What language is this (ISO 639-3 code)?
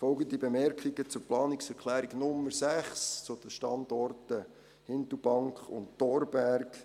gsw